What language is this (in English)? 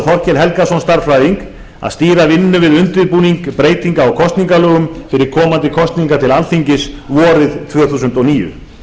Icelandic